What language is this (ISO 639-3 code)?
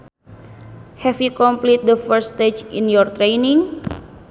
sun